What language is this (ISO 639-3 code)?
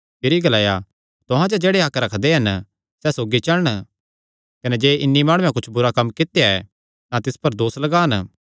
xnr